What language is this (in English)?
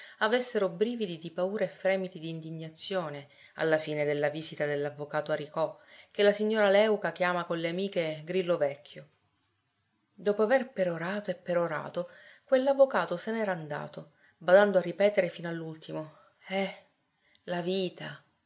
Italian